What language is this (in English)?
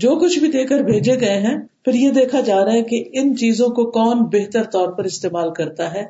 Urdu